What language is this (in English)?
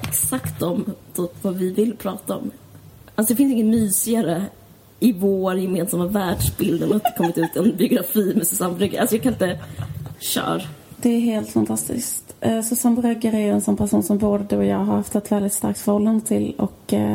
Swedish